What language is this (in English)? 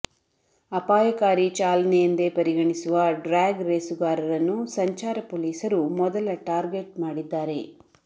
Kannada